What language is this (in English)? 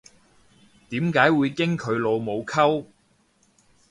Cantonese